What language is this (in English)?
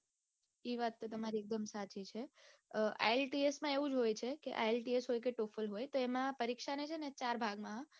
Gujarati